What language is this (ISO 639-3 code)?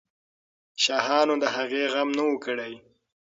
pus